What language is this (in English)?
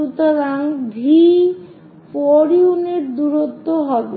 Bangla